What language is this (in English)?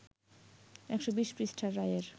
Bangla